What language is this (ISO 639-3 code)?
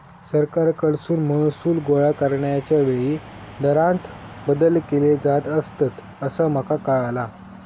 mar